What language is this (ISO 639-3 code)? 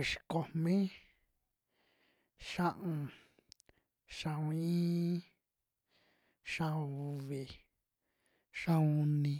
jmx